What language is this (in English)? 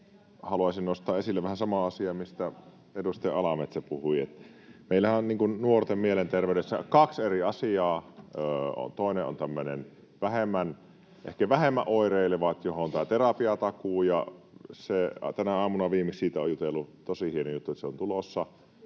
Finnish